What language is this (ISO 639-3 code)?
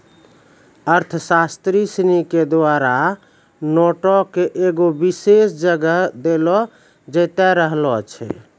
mai